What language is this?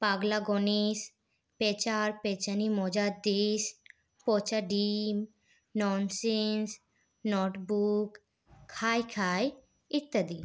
Bangla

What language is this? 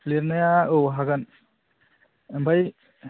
Bodo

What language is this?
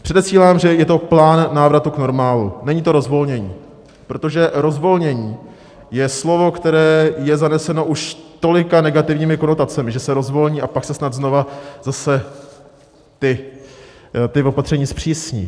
Czech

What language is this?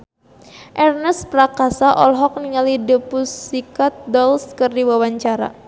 Sundanese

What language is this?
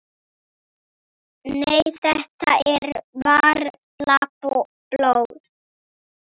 Icelandic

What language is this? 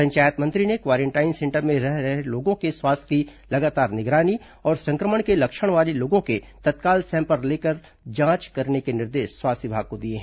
Hindi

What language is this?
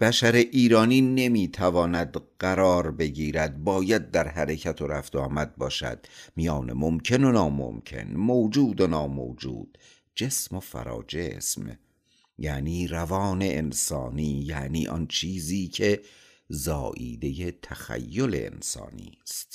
Persian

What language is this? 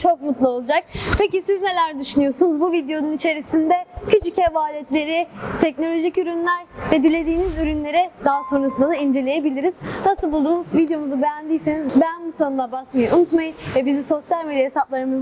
Turkish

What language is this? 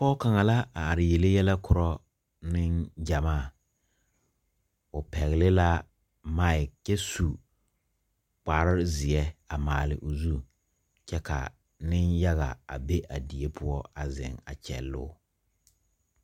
Southern Dagaare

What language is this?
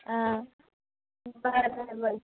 Konkani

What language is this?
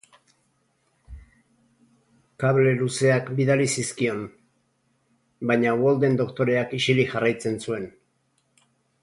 Basque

